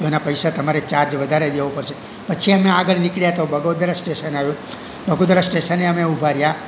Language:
Gujarati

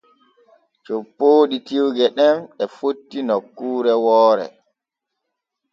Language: Borgu Fulfulde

